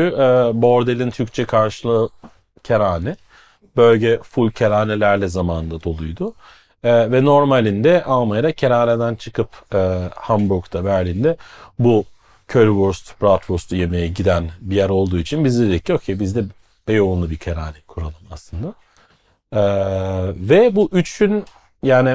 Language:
Turkish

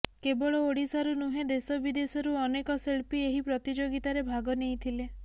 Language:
Odia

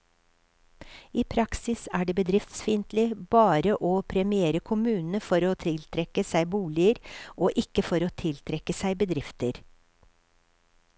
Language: Norwegian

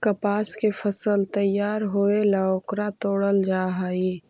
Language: Magahi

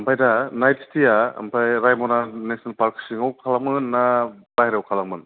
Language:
Bodo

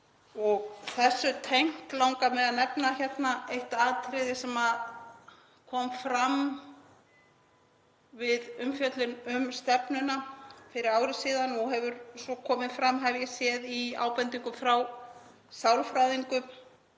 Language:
Icelandic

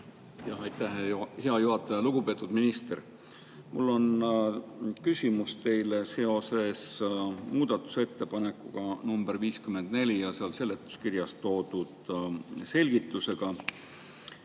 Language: Estonian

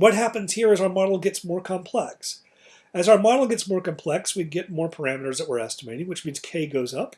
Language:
English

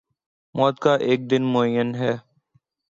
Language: Urdu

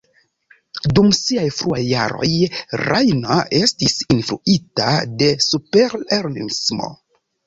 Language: Esperanto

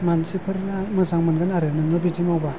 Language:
Bodo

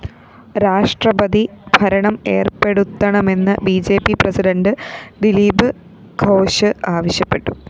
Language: Malayalam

